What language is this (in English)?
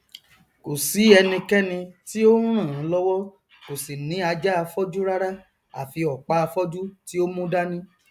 Yoruba